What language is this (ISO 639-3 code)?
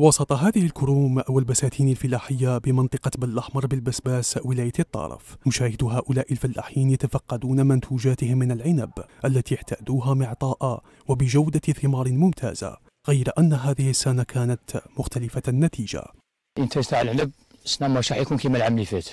ara